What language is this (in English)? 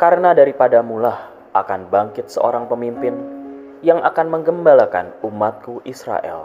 Indonesian